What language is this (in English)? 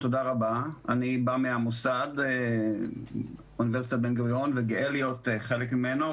Hebrew